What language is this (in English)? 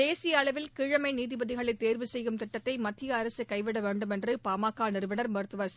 Tamil